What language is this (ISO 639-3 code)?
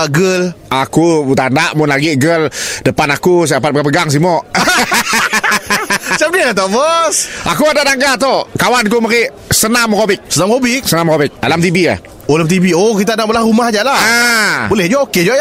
msa